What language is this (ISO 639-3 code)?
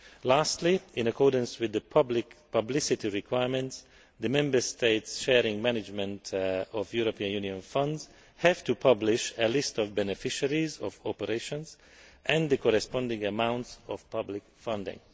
eng